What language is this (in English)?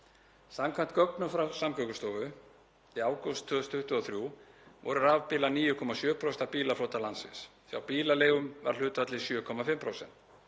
Icelandic